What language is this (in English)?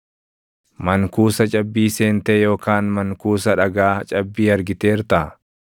Oromo